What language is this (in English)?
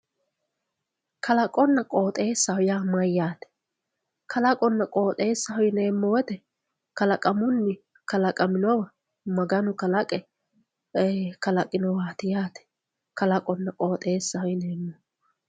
Sidamo